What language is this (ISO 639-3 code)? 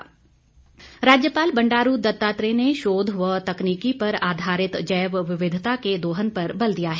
hin